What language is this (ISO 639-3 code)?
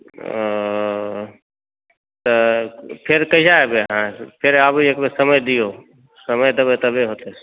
mai